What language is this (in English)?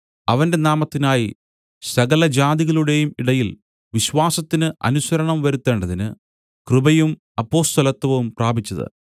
Malayalam